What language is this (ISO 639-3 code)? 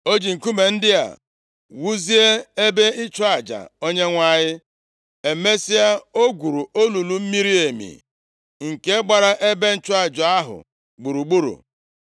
ibo